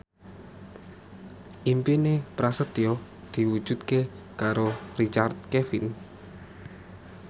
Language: Javanese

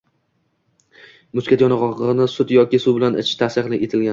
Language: Uzbek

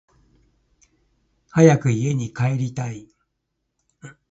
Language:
Japanese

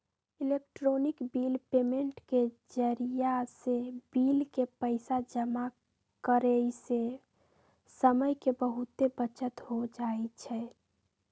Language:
Magahi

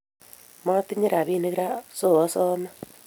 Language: Kalenjin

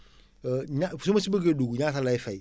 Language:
Wolof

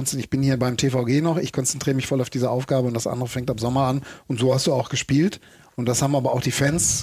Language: German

